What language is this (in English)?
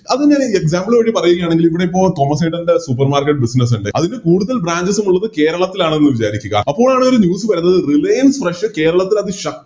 Malayalam